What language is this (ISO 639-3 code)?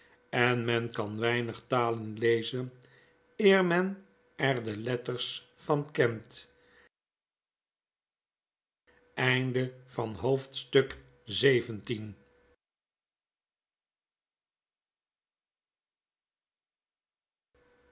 nld